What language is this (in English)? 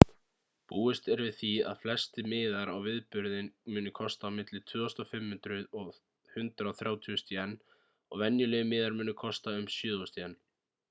Icelandic